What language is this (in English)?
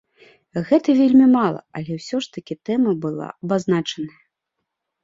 Belarusian